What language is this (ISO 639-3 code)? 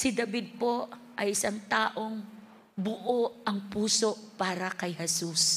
fil